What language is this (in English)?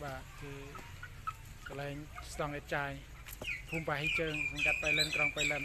Thai